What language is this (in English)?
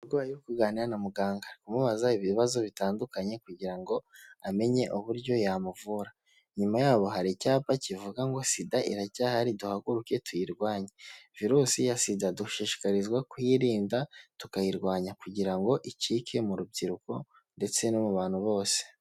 Kinyarwanda